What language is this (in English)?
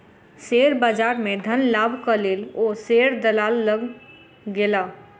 Maithili